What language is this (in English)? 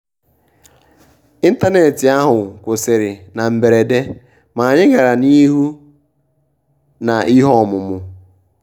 Igbo